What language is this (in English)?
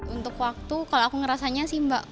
Indonesian